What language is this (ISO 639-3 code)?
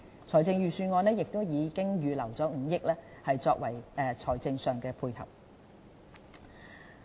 yue